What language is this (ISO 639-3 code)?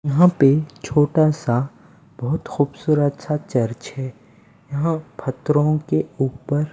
hin